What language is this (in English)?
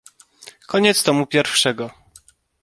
Polish